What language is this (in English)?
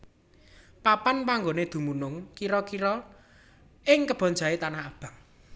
Javanese